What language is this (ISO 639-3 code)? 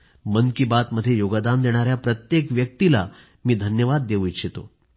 mar